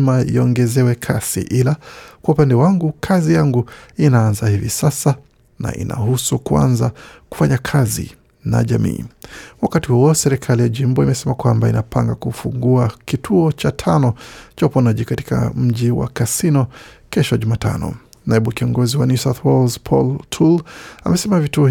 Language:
Swahili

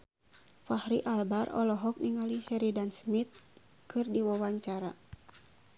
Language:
Sundanese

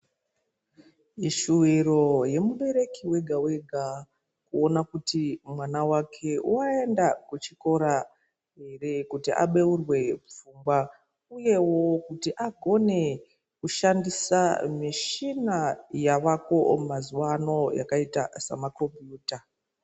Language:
Ndau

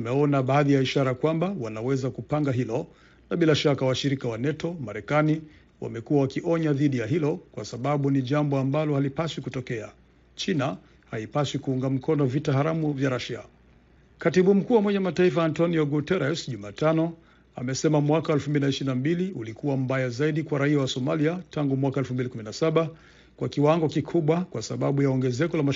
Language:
Swahili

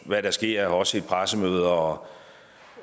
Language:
Danish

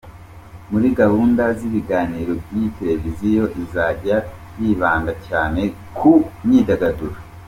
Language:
Kinyarwanda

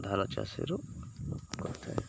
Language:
Odia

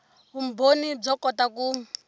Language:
Tsonga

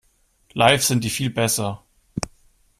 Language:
German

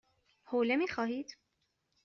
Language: Persian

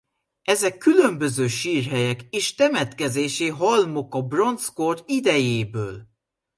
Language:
Hungarian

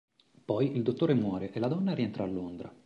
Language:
Italian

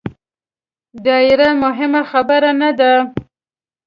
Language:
Pashto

